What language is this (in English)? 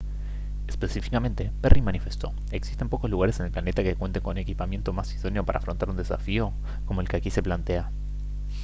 Spanish